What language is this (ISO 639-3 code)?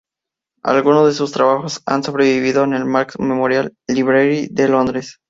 spa